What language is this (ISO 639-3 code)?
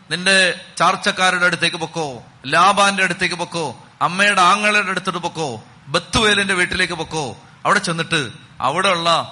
mal